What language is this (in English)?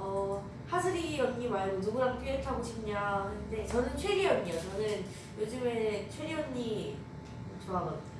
Korean